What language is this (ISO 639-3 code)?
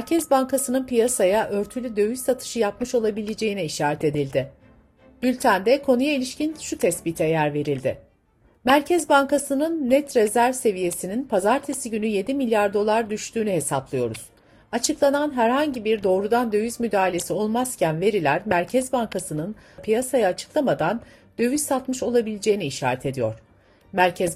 tur